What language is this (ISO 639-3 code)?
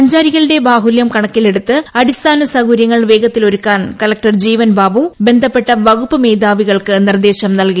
mal